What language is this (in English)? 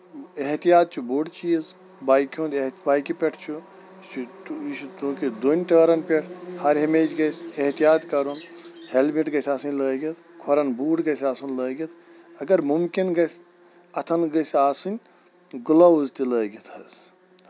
Kashmiri